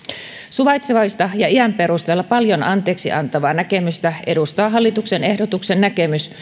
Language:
Finnish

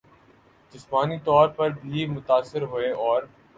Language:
Urdu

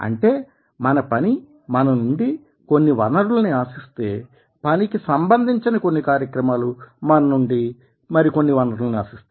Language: Telugu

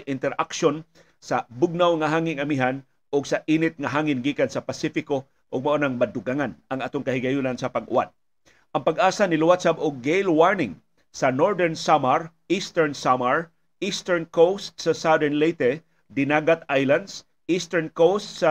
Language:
Filipino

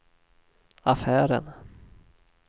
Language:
Swedish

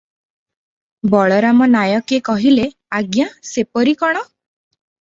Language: Odia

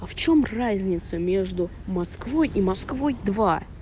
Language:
Russian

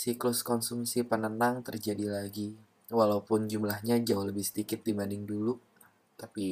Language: Indonesian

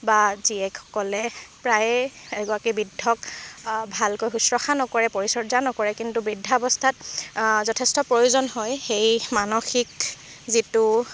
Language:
Assamese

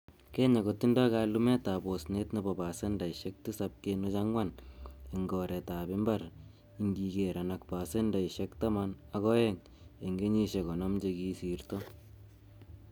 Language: Kalenjin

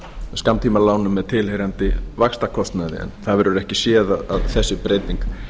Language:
Icelandic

